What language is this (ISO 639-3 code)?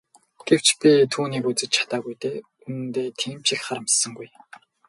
mon